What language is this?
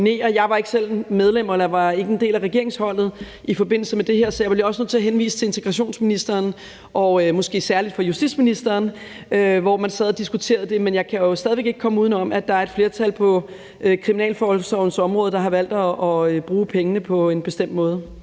Danish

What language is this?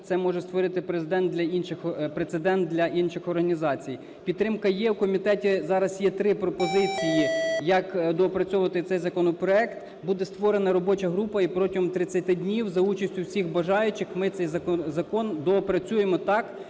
Ukrainian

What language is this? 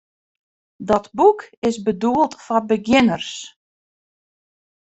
Western Frisian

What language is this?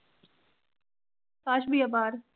Punjabi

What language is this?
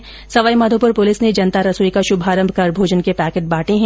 Hindi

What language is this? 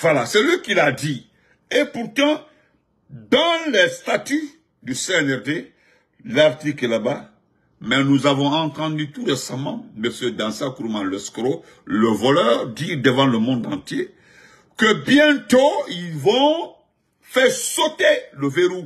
French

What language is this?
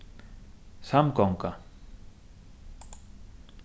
Faroese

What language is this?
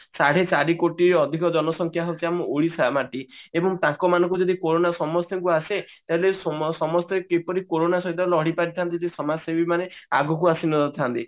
Odia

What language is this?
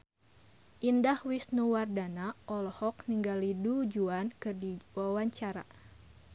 Sundanese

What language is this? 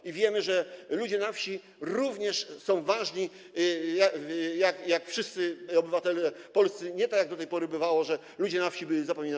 Polish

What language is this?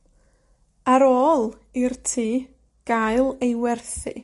Welsh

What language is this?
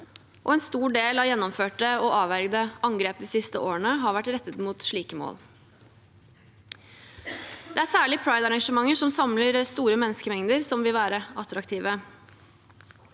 Norwegian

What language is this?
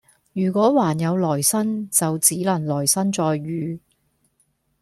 Cantonese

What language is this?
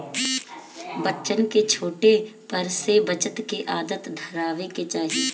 Bhojpuri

